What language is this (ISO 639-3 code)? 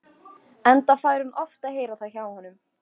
isl